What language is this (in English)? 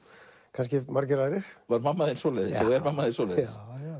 Icelandic